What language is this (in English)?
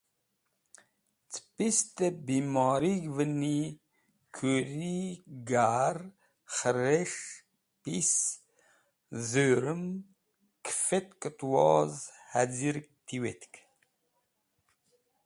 Wakhi